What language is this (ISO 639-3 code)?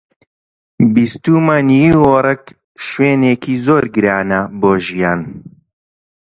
ckb